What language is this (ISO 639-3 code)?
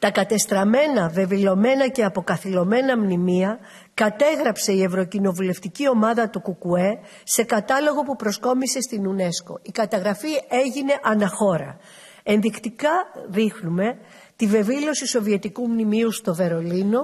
ell